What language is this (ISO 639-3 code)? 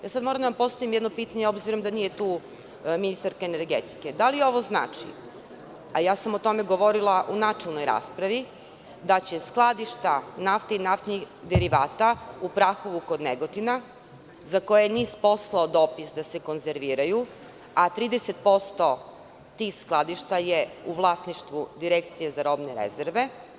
srp